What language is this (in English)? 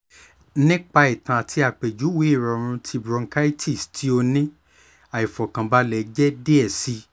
Yoruba